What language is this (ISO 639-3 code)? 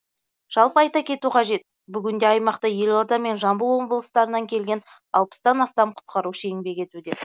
kaz